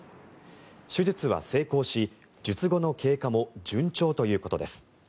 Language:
Japanese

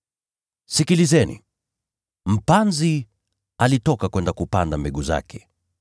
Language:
Swahili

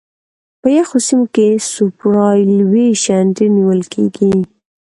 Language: Pashto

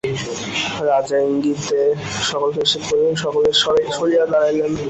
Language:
Bangla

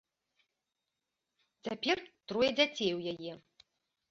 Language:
Belarusian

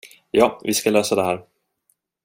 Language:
Swedish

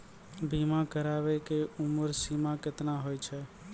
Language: Maithili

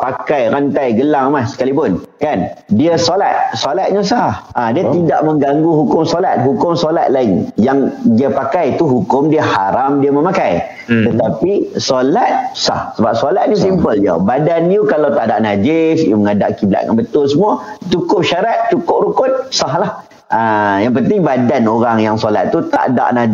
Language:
Malay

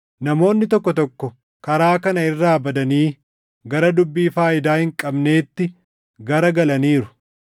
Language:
Oromo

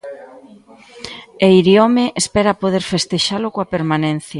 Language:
Galician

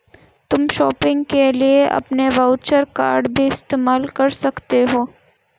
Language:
Hindi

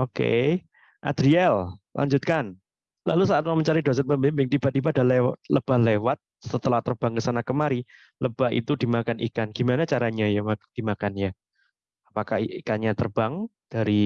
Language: Indonesian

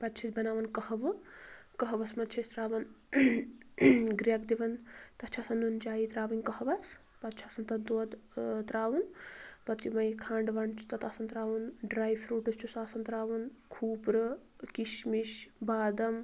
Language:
Kashmiri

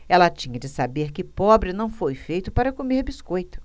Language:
Portuguese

